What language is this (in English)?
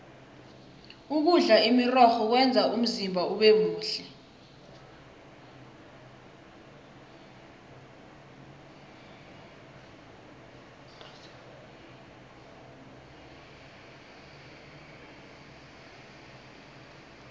South Ndebele